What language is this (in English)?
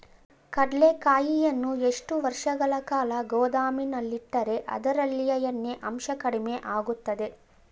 Kannada